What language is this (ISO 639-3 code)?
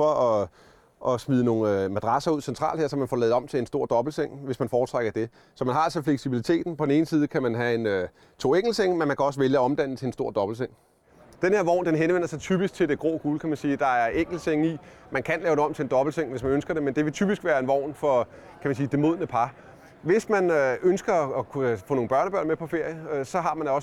dan